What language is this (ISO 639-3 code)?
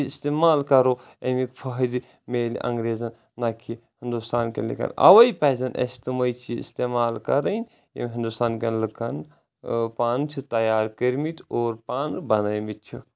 kas